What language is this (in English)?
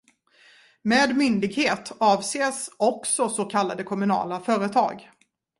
Swedish